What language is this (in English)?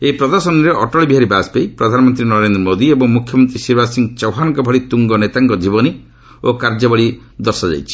Odia